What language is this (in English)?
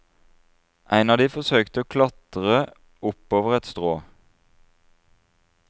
Norwegian